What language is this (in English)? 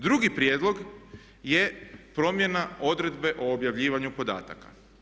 Croatian